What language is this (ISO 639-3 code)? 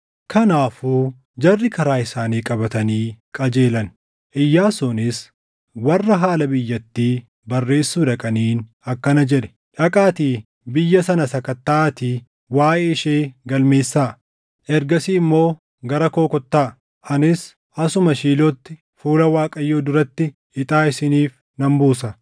orm